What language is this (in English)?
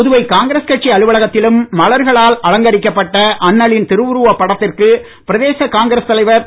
Tamil